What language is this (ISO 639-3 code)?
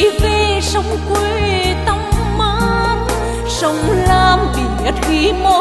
vie